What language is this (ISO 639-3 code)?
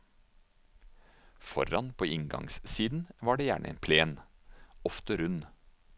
nor